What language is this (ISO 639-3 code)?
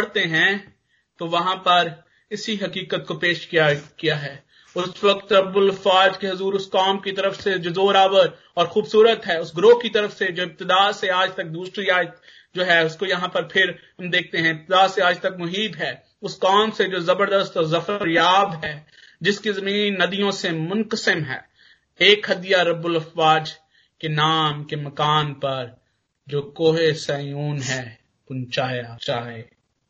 hin